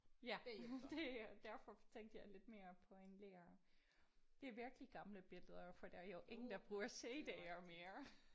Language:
Danish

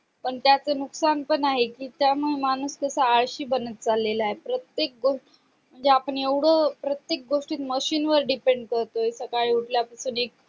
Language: Marathi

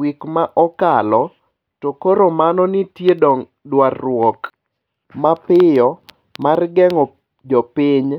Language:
Luo (Kenya and Tanzania)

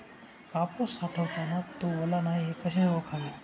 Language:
Marathi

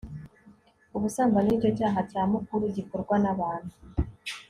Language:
Kinyarwanda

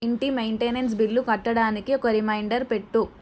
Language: Telugu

